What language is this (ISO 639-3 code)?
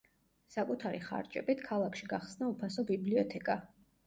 kat